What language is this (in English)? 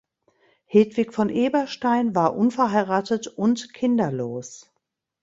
German